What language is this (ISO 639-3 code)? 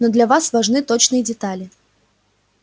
rus